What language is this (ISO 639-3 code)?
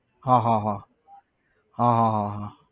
guj